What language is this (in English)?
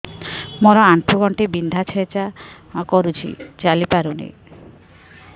Odia